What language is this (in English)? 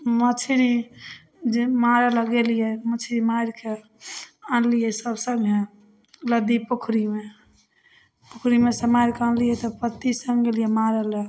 Maithili